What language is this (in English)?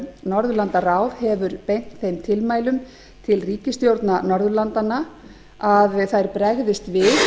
Icelandic